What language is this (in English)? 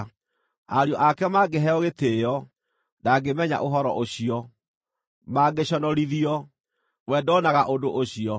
Kikuyu